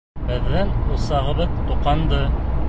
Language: Bashkir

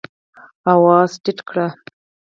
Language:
Pashto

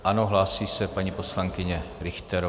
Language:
Czech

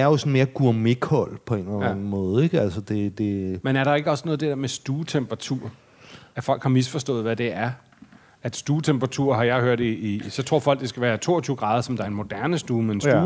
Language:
Danish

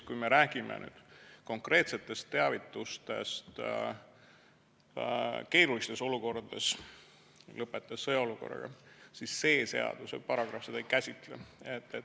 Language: Estonian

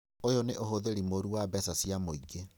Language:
Kikuyu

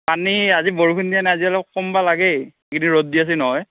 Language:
Assamese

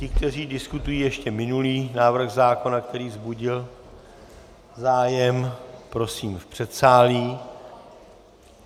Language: Czech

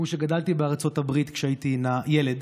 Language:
Hebrew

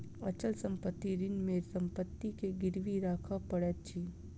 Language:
Maithili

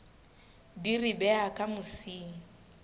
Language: Southern Sotho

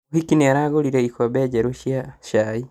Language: Kikuyu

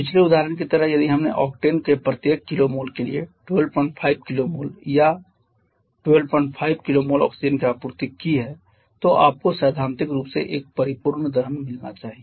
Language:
Hindi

